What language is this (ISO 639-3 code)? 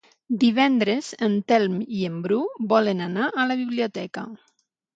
cat